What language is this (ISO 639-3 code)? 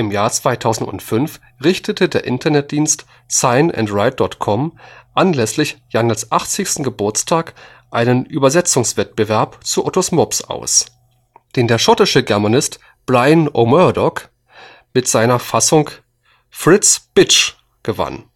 deu